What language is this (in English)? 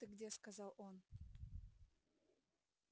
Russian